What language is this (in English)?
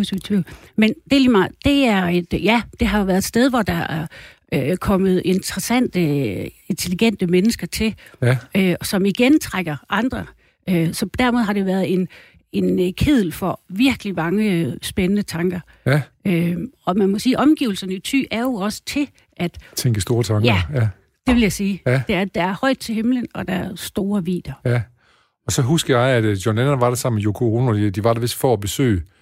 Danish